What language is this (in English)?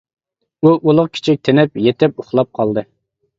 Uyghur